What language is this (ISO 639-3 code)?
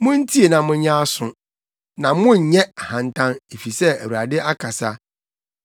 aka